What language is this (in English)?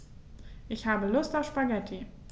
German